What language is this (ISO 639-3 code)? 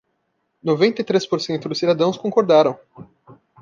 por